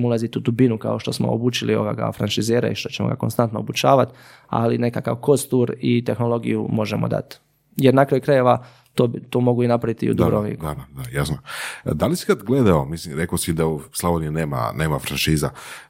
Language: Croatian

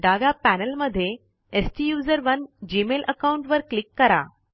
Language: Marathi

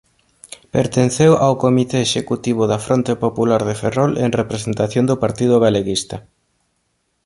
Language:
Galician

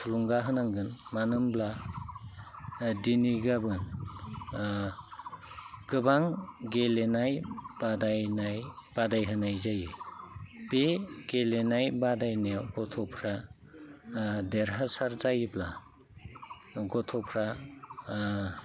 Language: Bodo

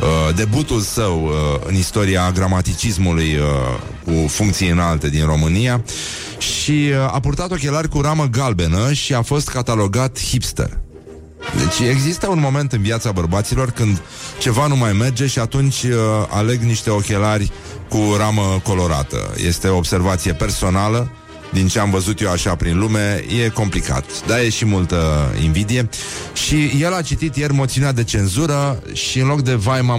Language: Romanian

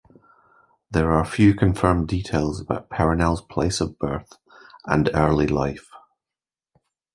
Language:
English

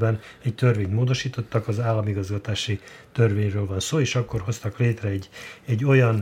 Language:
Hungarian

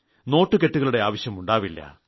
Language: Malayalam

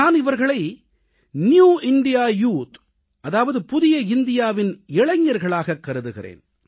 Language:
Tamil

